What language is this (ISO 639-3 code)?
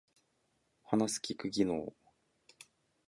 jpn